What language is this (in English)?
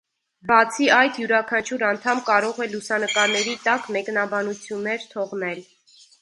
Armenian